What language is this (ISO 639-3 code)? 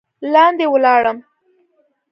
pus